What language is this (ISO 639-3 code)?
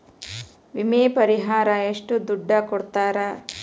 kan